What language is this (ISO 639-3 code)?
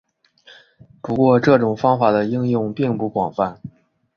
zho